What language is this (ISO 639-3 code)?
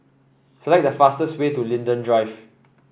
eng